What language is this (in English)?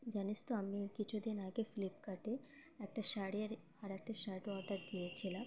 Bangla